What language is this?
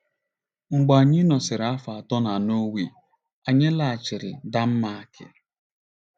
Igbo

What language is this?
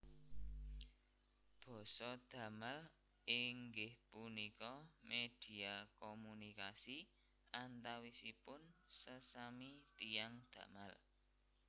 Javanese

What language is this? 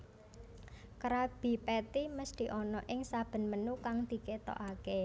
Javanese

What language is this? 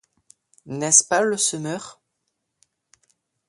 French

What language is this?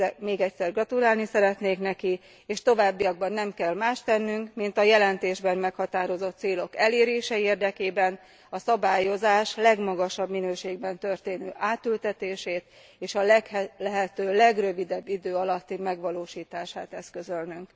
Hungarian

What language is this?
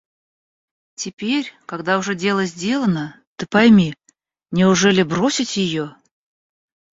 Russian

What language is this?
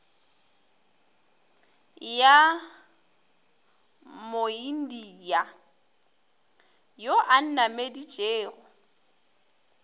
Northern Sotho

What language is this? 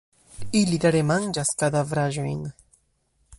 Esperanto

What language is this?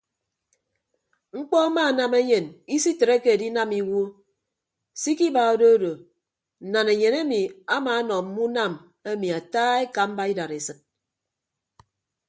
Ibibio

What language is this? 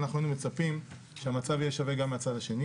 Hebrew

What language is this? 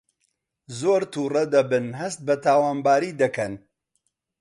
Central Kurdish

